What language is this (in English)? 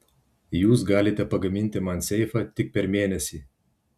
Lithuanian